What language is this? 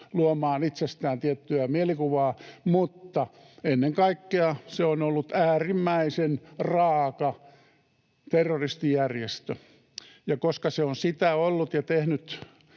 Finnish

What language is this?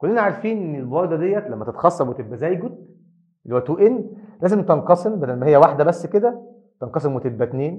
Arabic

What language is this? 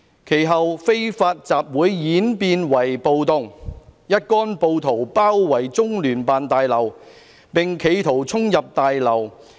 Cantonese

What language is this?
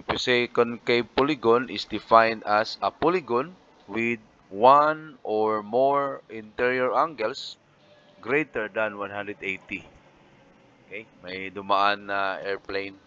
Filipino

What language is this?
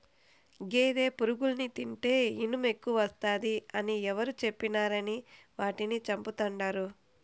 Telugu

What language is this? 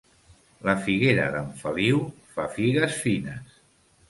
Catalan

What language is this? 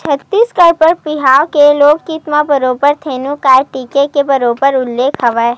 Chhattisgarhi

